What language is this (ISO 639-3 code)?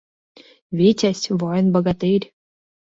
chm